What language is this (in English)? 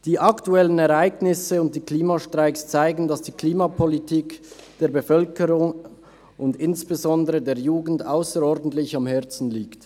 Swiss German